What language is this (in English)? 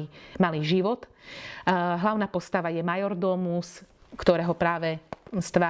Slovak